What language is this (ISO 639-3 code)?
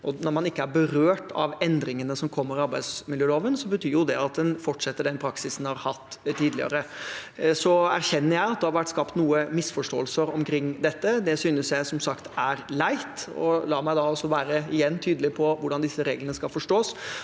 nor